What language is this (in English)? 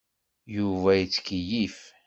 Kabyle